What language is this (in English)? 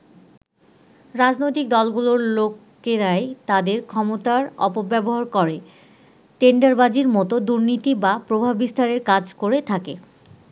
Bangla